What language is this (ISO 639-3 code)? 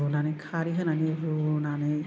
brx